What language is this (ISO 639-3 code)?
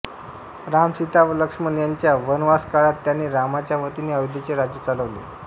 mar